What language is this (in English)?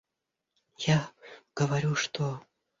Russian